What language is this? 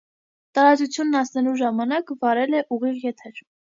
Armenian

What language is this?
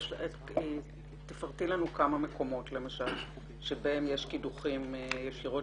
Hebrew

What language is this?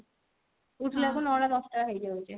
Odia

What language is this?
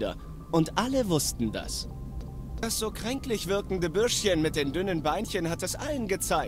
German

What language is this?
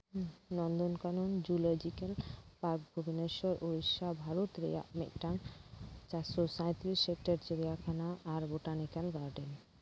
Santali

